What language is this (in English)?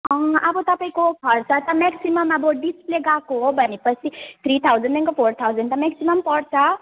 Nepali